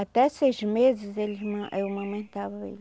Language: Portuguese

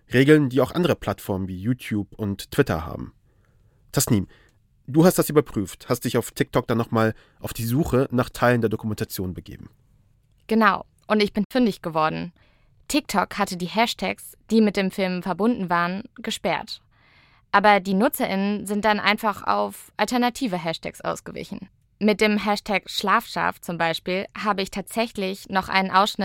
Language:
German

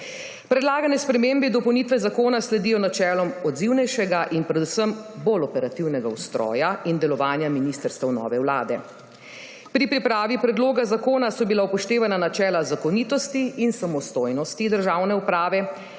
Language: Slovenian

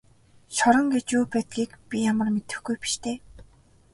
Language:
Mongolian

